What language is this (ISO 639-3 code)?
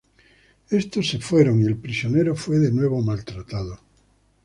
spa